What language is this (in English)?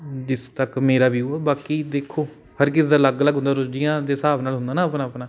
Punjabi